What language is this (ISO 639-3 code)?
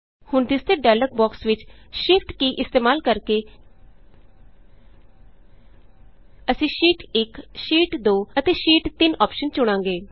pan